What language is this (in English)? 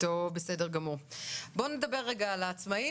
Hebrew